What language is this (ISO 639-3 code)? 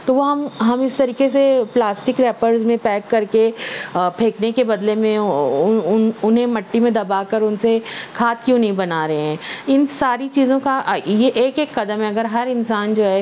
urd